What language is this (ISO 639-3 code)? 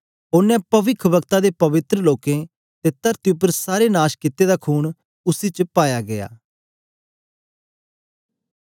doi